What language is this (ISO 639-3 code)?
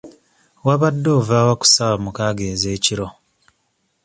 lug